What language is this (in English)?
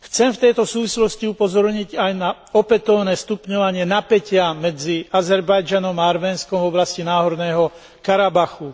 Slovak